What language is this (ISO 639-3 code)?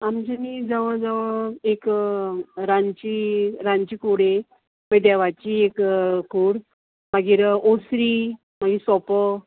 kok